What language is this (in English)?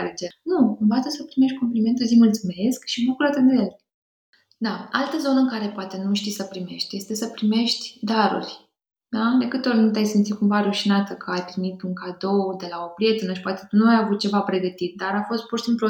Romanian